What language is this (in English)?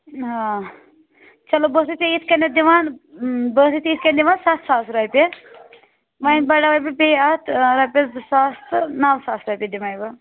Kashmiri